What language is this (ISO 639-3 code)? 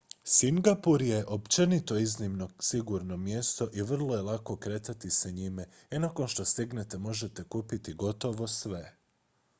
hrv